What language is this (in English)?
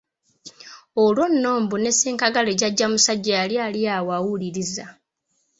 Ganda